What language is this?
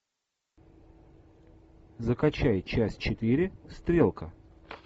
Russian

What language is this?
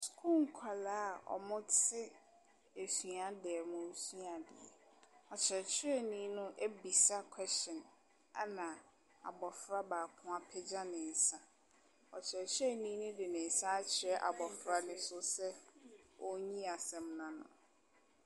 Akan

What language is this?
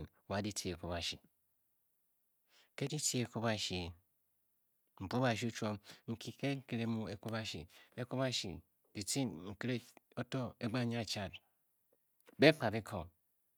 Bokyi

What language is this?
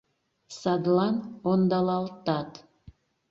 Mari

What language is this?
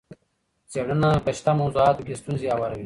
Pashto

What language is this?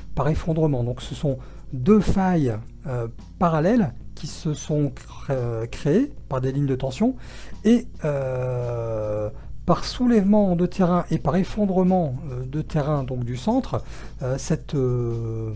French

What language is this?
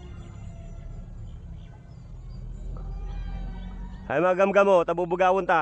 Filipino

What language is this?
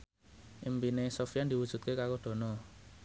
Javanese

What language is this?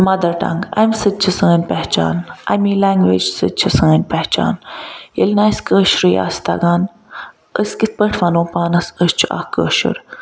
Kashmiri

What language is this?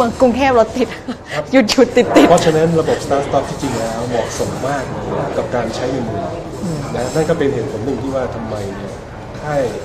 Thai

